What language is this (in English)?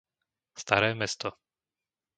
Slovak